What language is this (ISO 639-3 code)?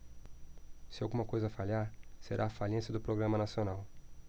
por